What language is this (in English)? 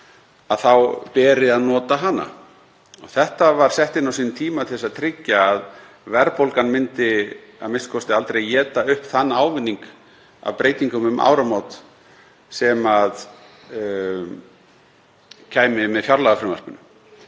Icelandic